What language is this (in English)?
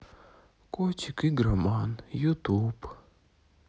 Russian